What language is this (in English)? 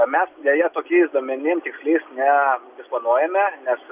Lithuanian